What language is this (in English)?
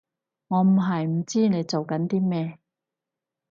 Cantonese